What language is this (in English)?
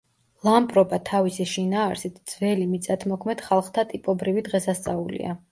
Georgian